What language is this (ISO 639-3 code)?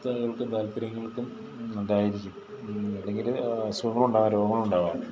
mal